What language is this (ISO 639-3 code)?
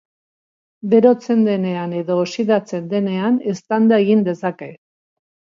eus